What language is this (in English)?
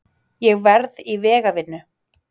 Icelandic